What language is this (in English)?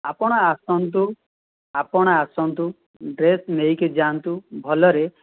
Odia